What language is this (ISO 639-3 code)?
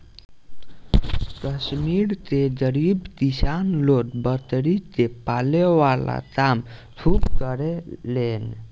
bho